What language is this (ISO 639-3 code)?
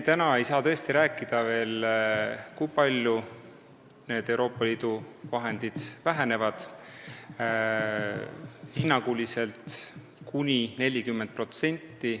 est